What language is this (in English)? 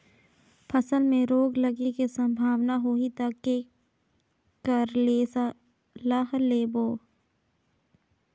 Chhattisgarhi